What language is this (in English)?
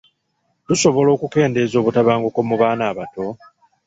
Ganda